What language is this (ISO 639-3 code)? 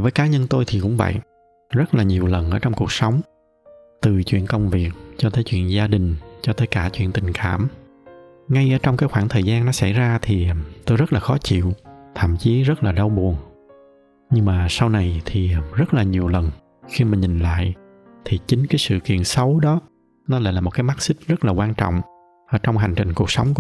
vie